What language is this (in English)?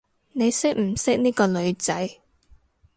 Cantonese